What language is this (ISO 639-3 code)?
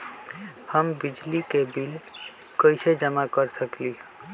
mag